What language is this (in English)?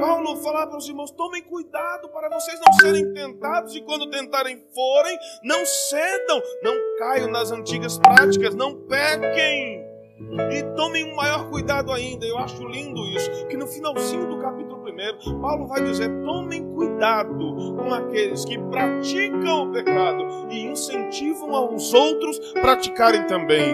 Portuguese